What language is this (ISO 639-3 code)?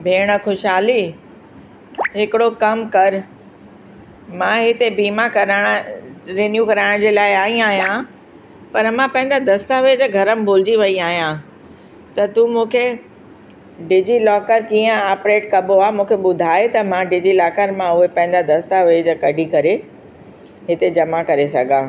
snd